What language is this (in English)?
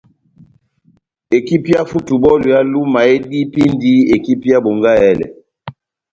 Batanga